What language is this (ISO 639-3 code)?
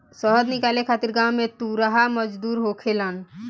bho